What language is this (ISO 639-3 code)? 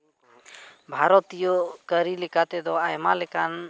sat